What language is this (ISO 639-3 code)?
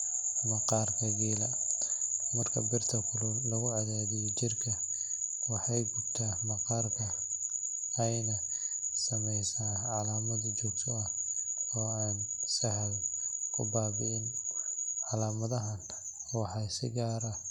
som